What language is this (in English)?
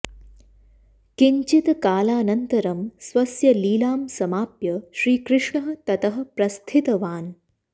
Sanskrit